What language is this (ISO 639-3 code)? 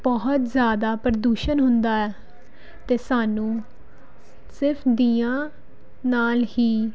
pan